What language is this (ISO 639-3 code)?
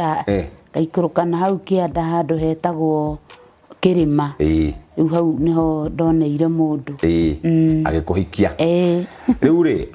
swa